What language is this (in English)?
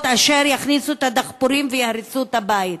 Hebrew